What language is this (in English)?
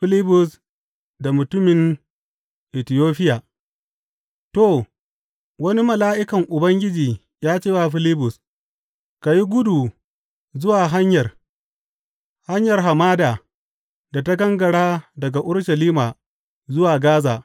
Hausa